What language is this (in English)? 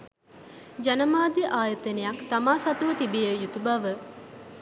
Sinhala